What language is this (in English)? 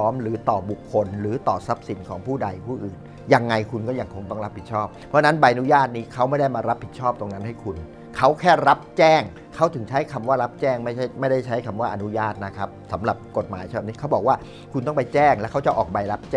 Thai